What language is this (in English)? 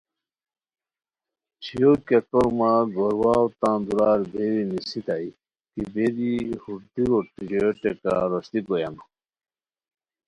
Khowar